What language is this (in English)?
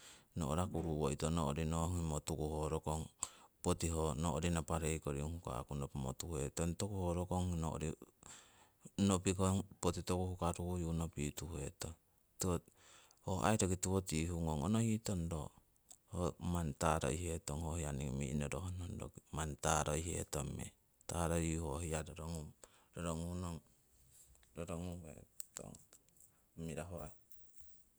Siwai